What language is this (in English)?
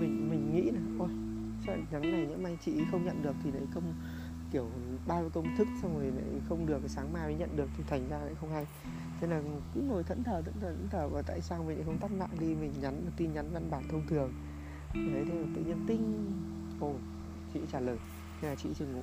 Vietnamese